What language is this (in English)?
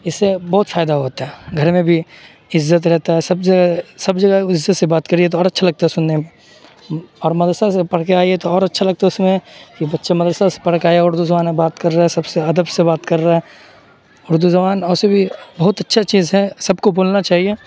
Urdu